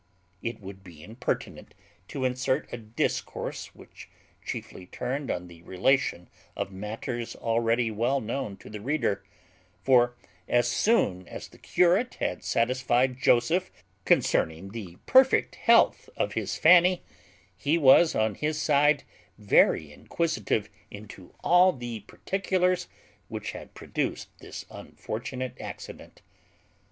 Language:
English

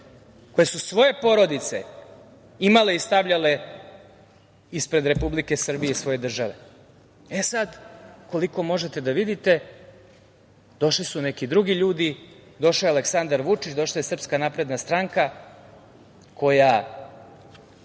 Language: Serbian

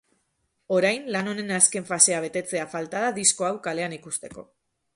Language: Basque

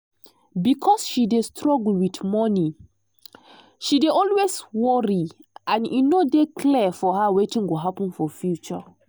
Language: Nigerian Pidgin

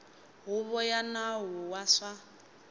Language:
Tsonga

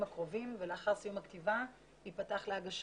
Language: Hebrew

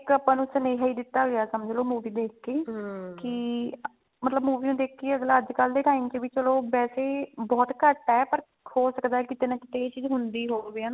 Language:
Punjabi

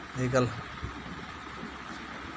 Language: Dogri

